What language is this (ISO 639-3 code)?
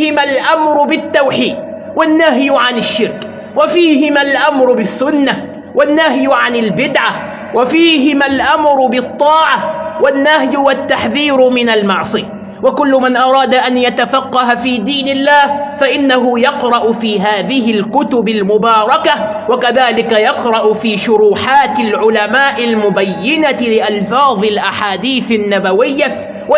ara